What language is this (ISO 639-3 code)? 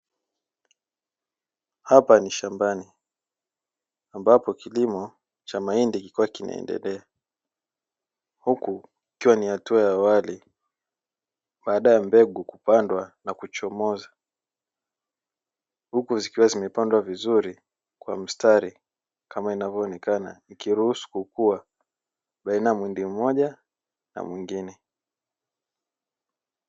swa